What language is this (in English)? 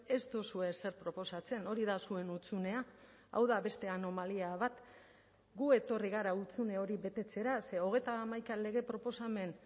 Basque